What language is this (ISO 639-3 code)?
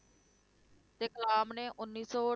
pan